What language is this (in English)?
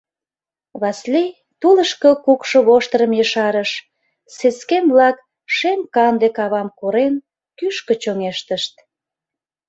Mari